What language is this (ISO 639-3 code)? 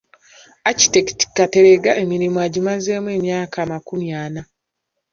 lug